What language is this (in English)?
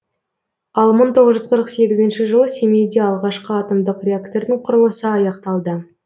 Kazakh